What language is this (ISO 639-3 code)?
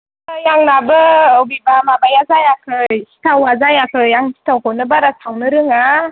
brx